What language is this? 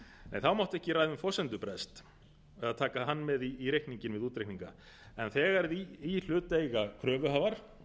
Icelandic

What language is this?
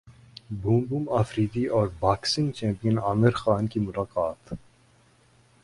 Urdu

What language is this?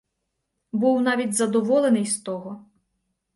Ukrainian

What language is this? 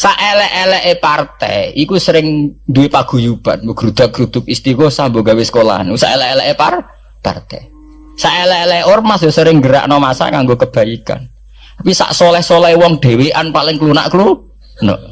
Indonesian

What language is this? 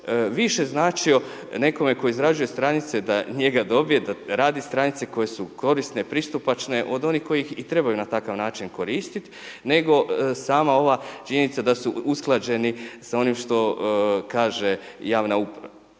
Croatian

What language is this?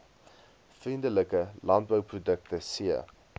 Afrikaans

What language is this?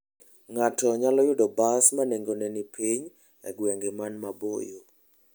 Luo (Kenya and Tanzania)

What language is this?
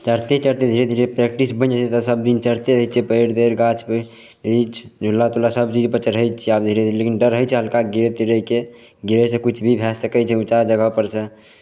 Maithili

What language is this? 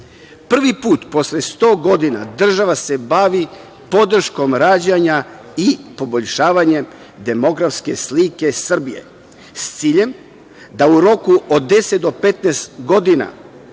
Serbian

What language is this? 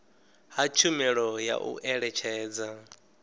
Venda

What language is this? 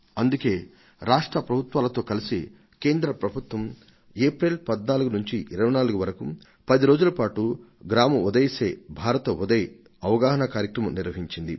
Telugu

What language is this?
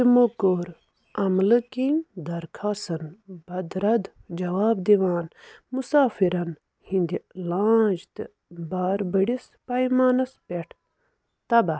Kashmiri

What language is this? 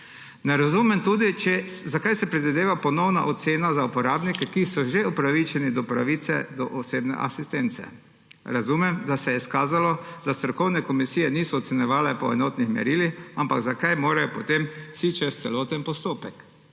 Slovenian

